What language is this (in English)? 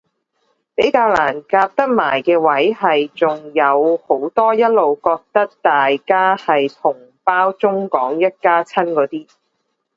Cantonese